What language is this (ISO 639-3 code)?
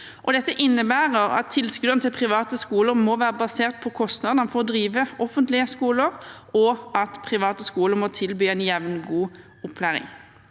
nor